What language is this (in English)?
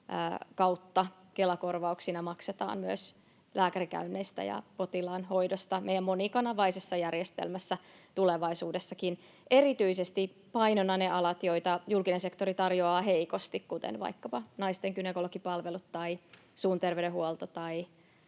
Finnish